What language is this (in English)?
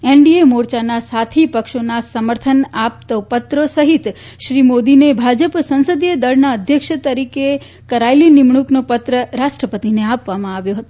Gujarati